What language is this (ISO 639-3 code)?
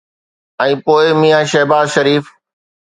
snd